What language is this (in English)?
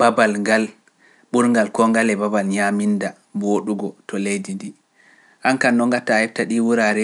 Pular